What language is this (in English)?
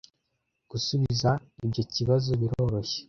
Kinyarwanda